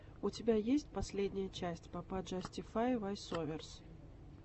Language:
Russian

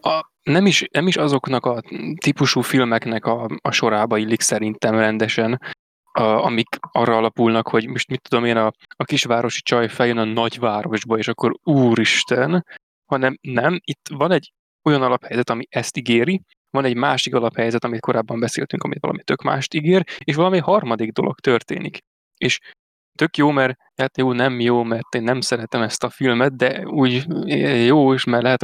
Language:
Hungarian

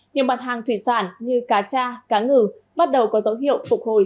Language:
Vietnamese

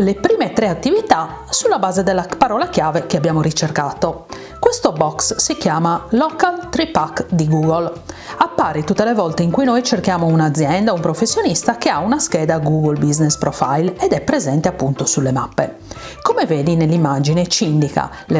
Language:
Italian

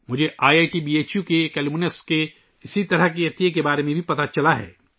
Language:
Urdu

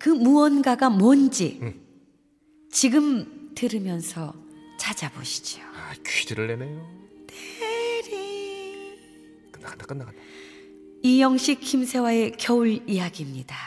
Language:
Korean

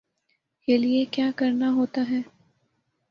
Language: Urdu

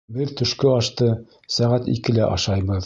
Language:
Bashkir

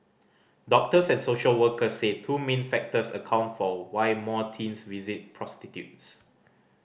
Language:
English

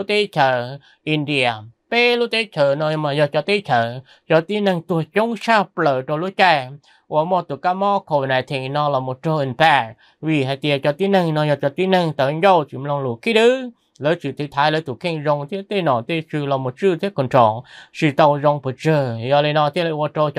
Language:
Vietnamese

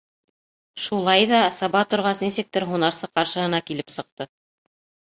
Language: Bashkir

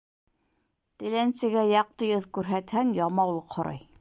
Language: Bashkir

